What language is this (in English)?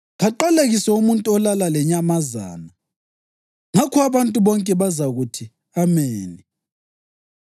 North Ndebele